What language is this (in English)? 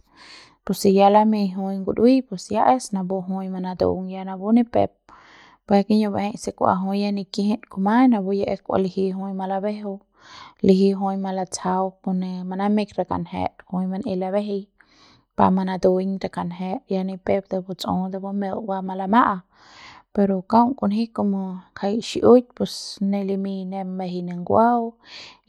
Central Pame